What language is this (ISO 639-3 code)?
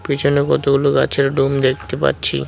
ben